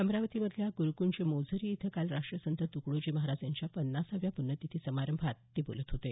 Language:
Marathi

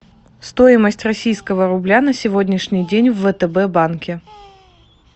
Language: Russian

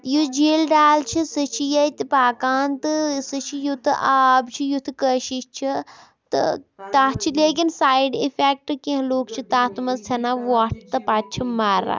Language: Kashmiri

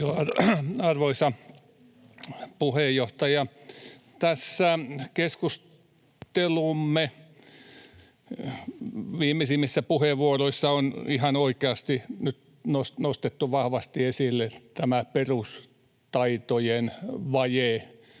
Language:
Finnish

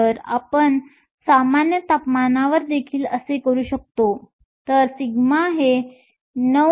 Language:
Marathi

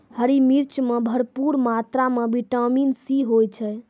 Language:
Maithili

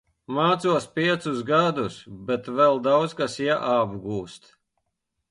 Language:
Latvian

